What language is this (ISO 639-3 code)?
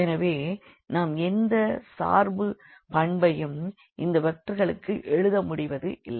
tam